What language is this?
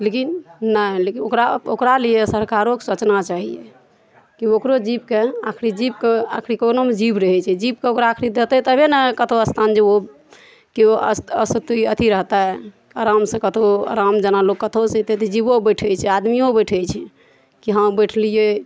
Maithili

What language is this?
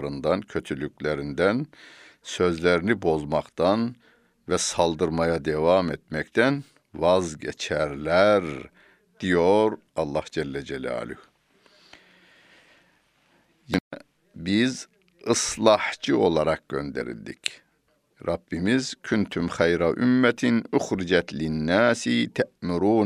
Turkish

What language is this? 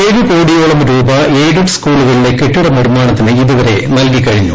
Malayalam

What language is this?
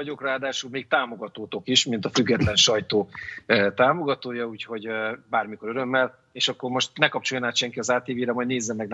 Hungarian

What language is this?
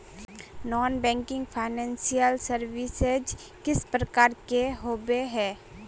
Magahi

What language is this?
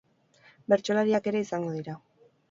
Basque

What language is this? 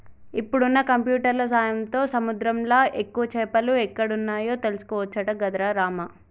Telugu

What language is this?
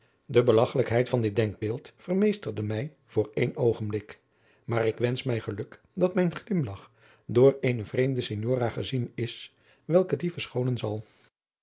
Dutch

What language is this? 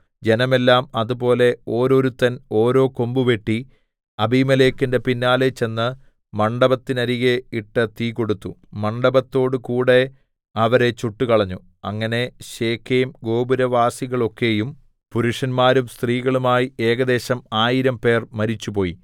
Malayalam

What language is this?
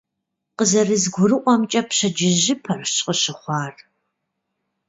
Kabardian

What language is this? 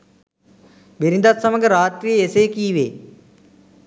Sinhala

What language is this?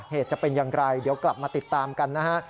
Thai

